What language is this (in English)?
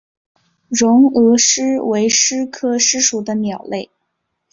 Chinese